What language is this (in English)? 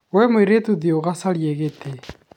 Kikuyu